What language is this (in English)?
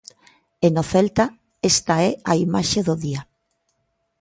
Galician